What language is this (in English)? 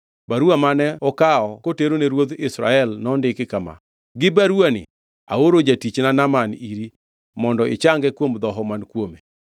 Luo (Kenya and Tanzania)